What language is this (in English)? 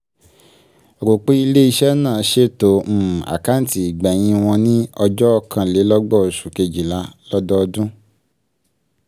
Yoruba